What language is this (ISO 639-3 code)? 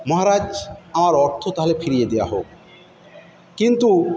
ben